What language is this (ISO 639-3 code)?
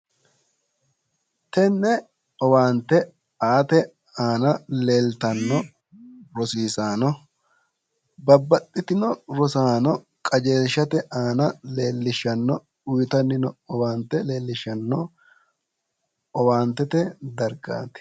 sid